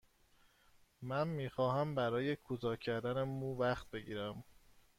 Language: Persian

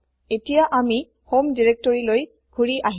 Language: Assamese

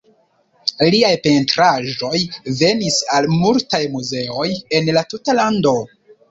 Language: Esperanto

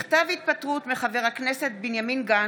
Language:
Hebrew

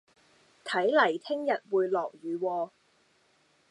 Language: Cantonese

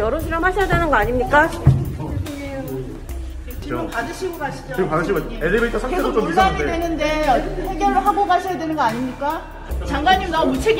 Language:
Korean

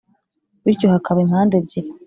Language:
Kinyarwanda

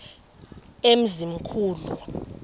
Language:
Xhosa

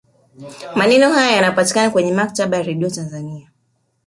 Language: Swahili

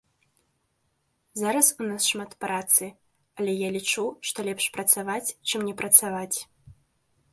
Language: Belarusian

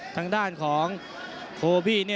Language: Thai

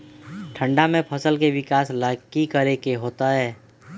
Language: Magahi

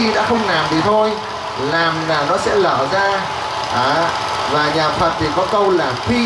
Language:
Vietnamese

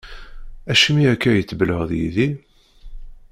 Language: Kabyle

